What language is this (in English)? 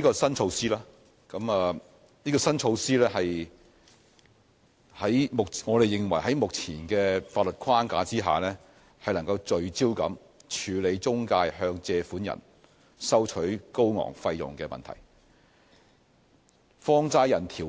Cantonese